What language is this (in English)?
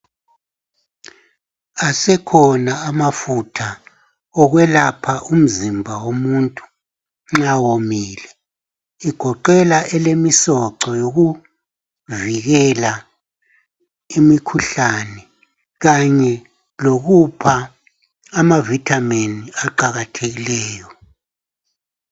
North Ndebele